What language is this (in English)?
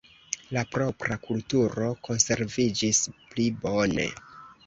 Esperanto